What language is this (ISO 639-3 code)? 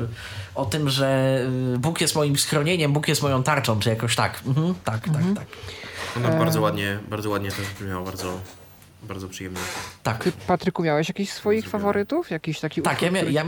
pol